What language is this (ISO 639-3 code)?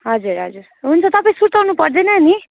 nep